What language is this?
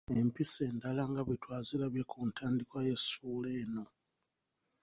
Ganda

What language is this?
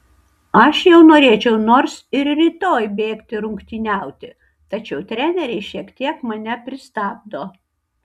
Lithuanian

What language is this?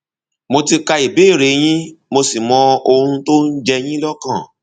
Yoruba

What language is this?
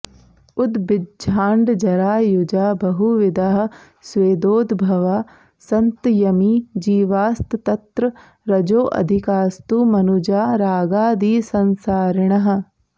Sanskrit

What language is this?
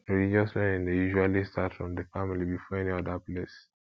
Nigerian Pidgin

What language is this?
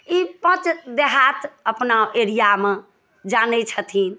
Maithili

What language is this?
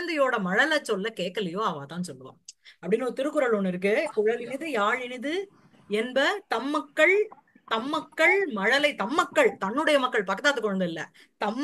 Tamil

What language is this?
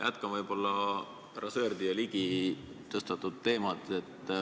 Estonian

